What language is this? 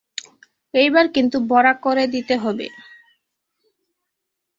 Bangla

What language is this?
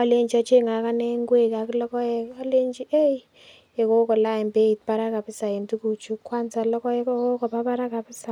Kalenjin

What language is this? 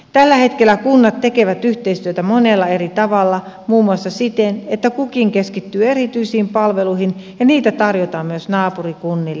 Finnish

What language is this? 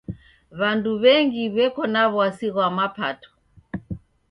Taita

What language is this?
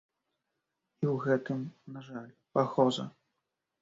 Belarusian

